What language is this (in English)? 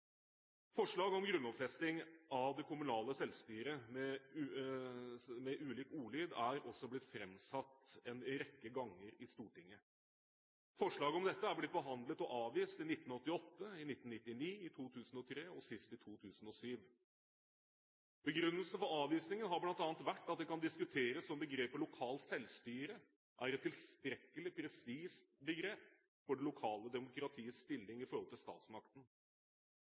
Norwegian Bokmål